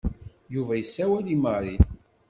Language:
Kabyle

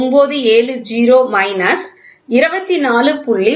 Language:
Tamil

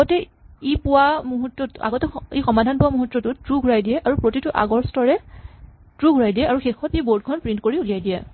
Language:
Assamese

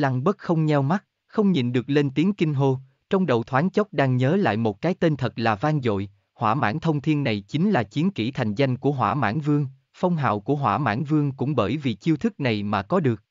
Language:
Vietnamese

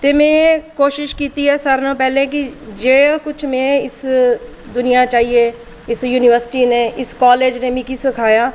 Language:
Dogri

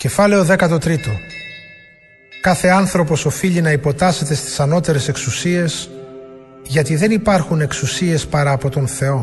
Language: Greek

